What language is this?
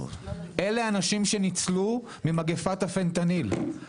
Hebrew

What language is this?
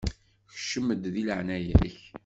Kabyle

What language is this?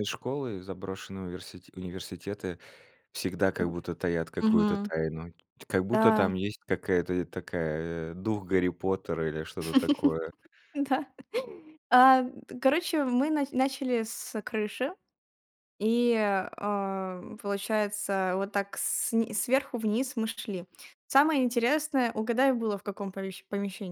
Russian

